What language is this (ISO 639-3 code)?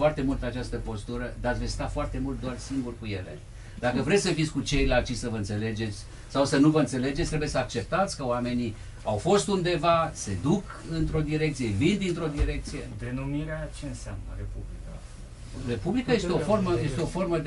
ron